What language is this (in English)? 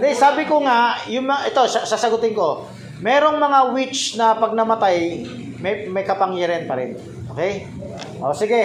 Filipino